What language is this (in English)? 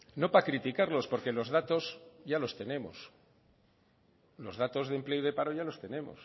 Spanish